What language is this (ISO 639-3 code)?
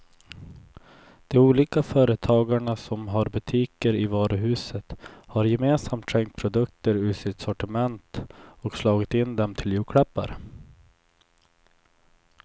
swe